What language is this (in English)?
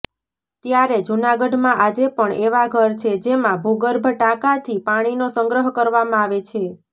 Gujarati